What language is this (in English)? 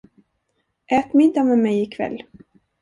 Swedish